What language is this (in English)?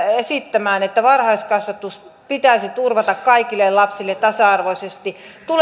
Finnish